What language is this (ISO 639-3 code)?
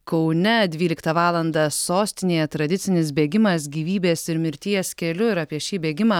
lit